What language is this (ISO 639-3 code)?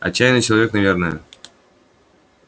rus